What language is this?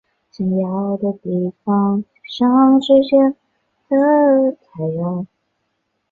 Chinese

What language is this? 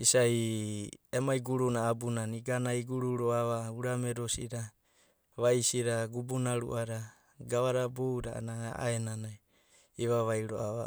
Abadi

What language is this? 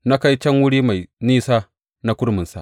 Hausa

